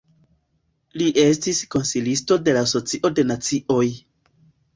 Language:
Esperanto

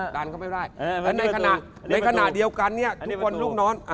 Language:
Thai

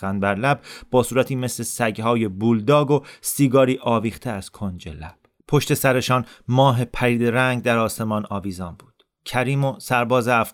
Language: Persian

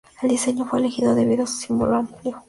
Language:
Spanish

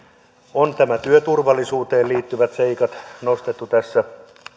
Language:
Finnish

